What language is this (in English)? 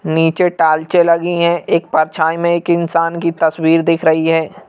Hindi